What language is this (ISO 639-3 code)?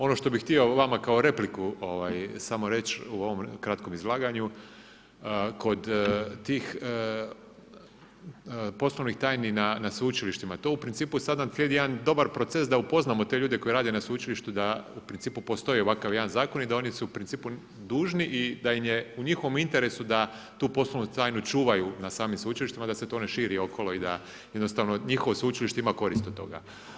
hrv